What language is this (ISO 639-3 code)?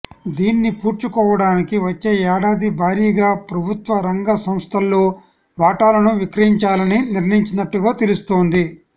tel